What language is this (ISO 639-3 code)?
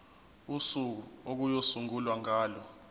zul